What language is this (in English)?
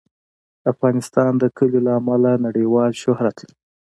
Pashto